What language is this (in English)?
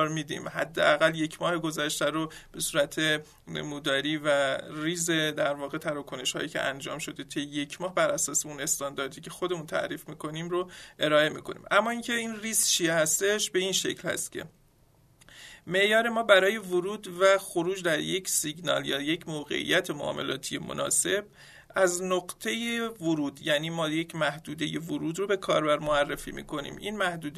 Persian